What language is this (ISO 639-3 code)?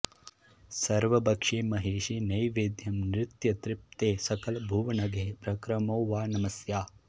san